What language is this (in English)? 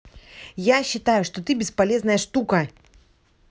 Russian